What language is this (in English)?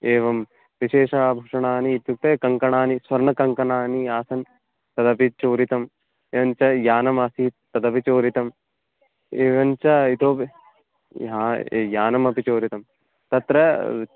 Sanskrit